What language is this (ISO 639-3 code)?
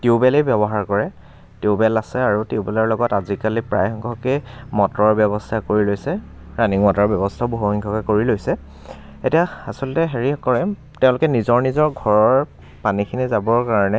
asm